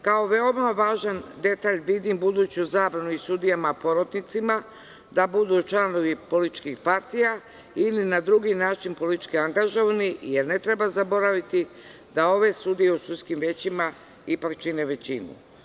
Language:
Serbian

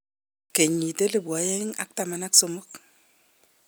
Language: Kalenjin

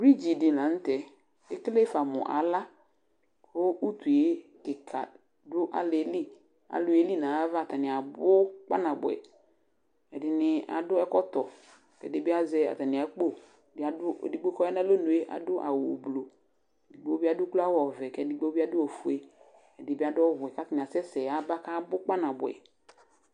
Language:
Ikposo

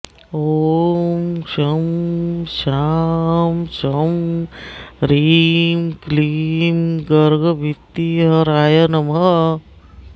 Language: Sanskrit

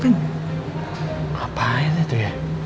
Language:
Indonesian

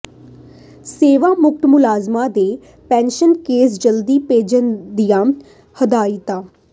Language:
Punjabi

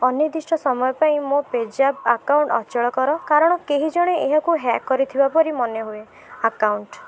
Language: Odia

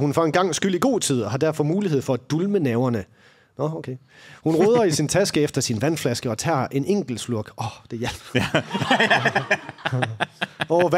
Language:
Danish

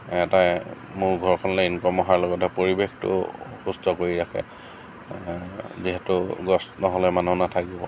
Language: Assamese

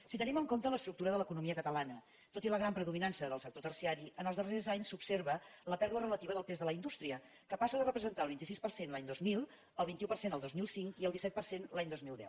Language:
Catalan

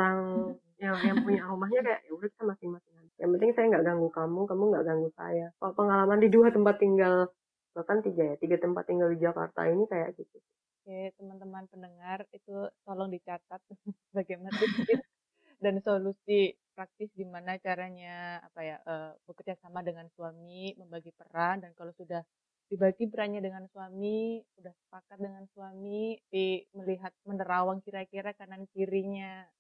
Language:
Indonesian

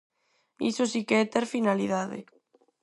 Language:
Galician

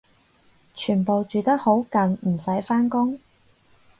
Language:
Cantonese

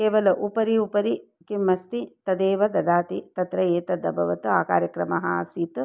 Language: Sanskrit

